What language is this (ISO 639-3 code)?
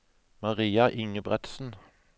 nor